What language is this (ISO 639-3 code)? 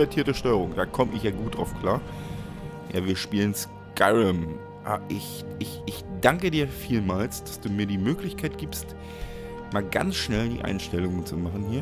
deu